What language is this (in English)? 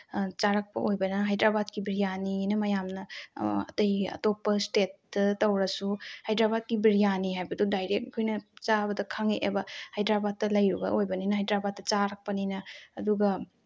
Manipuri